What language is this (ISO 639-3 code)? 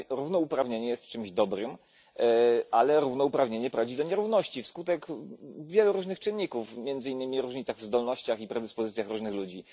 pol